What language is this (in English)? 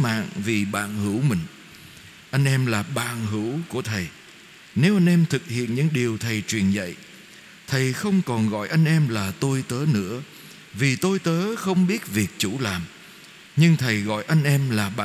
Vietnamese